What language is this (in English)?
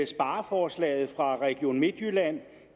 Danish